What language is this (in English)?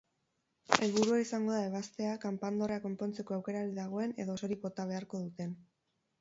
Basque